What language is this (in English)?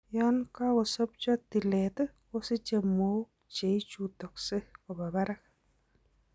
Kalenjin